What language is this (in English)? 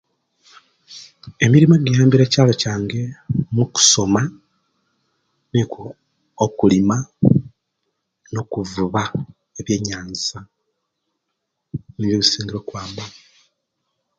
Kenyi